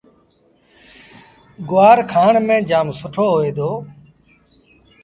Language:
Sindhi Bhil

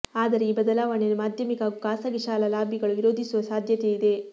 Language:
Kannada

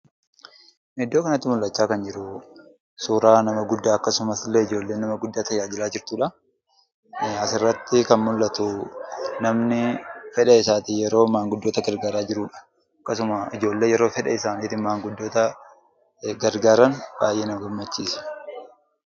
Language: Oromo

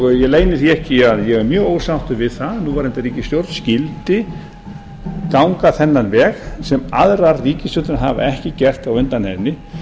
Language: Icelandic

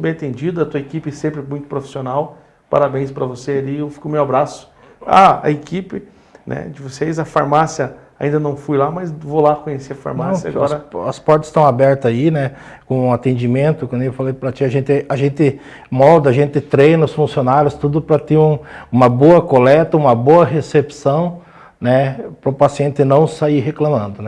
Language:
Portuguese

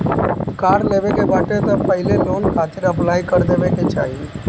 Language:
Bhojpuri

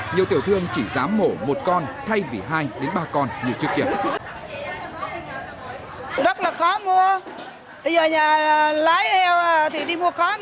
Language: Vietnamese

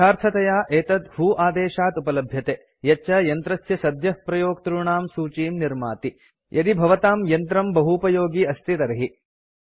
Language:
Sanskrit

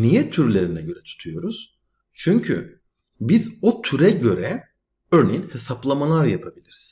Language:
Turkish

